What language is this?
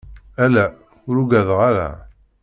Kabyle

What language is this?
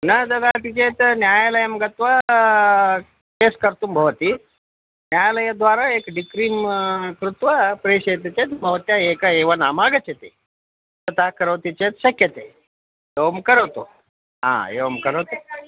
Sanskrit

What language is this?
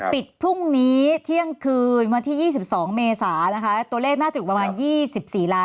Thai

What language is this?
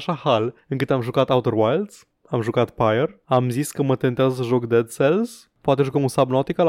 Romanian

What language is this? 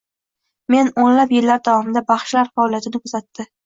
Uzbek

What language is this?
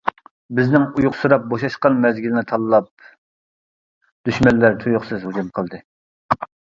Uyghur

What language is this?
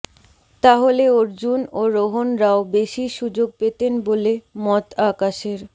Bangla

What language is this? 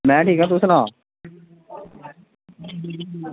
Dogri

